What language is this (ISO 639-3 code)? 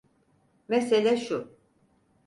tur